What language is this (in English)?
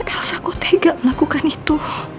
Indonesian